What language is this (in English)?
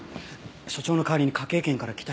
Japanese